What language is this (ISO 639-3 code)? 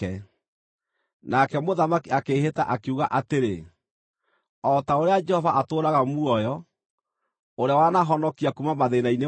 kik